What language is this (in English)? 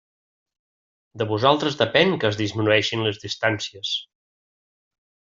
Catalan